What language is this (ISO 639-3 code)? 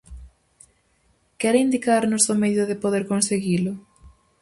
glg